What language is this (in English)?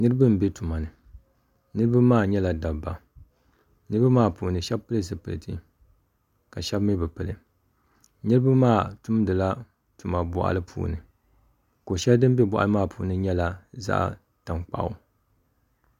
Dagbani